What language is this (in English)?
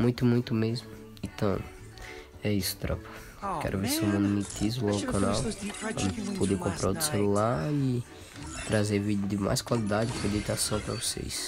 Portuguese